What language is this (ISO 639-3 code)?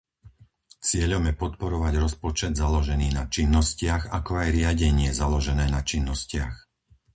slk